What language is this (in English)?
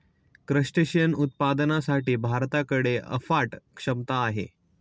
Marathi